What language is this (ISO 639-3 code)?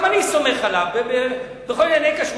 heb